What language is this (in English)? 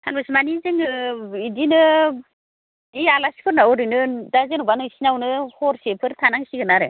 Bodo